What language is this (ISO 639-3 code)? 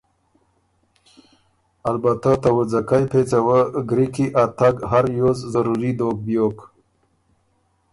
oru